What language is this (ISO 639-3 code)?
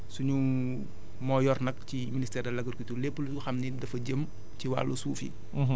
wol